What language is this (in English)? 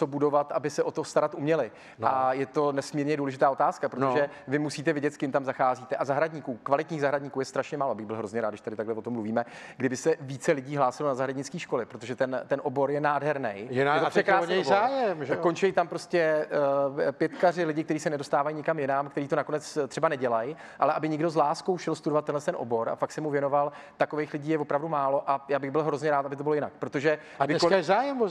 Czech